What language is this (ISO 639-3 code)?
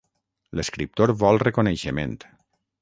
cat